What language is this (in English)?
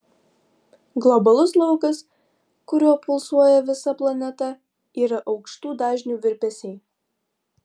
Lithuanian